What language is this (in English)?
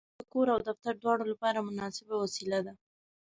Pashto